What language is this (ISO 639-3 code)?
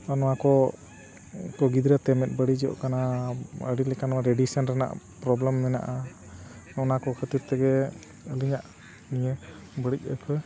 sat